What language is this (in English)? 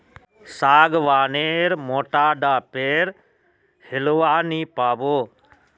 Magahi